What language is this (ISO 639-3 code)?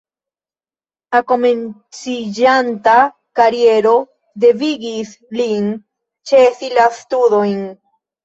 epo